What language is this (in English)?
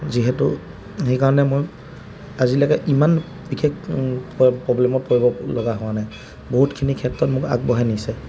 Assamese